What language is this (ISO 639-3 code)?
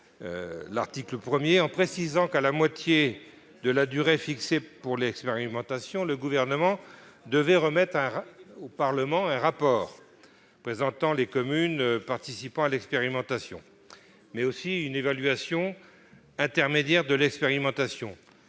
fra